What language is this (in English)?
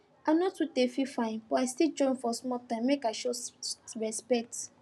Nigerian Pidgin